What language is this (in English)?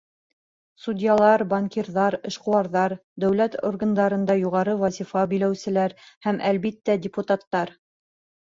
Bashkir